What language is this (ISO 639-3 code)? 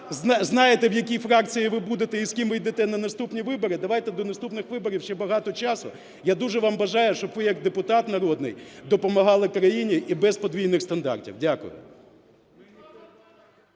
ukr